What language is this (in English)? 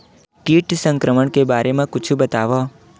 Chhattisgarhi